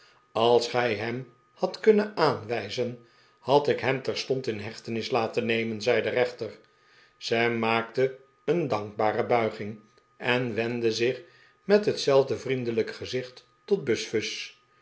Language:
Dutch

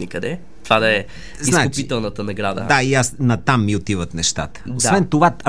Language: Bulgarian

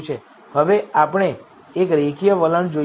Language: Gujarati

